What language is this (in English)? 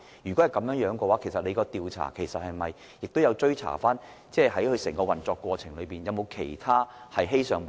Cantonese